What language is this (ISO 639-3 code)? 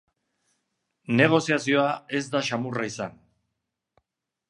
eus